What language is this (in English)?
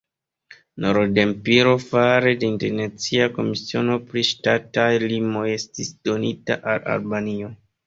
Esperanto